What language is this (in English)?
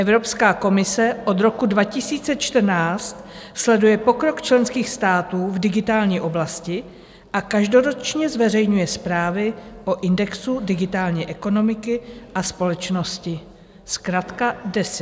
Czech